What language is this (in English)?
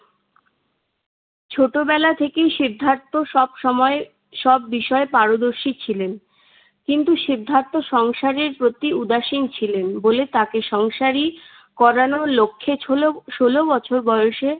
Bangla